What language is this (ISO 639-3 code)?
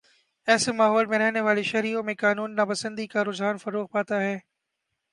urd